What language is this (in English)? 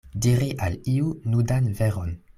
Esperanto